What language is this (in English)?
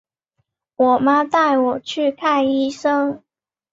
Chinese